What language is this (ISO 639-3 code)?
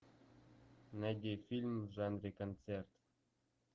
rus